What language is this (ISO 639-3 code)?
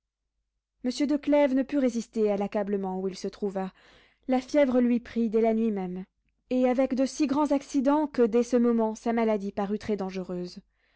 fra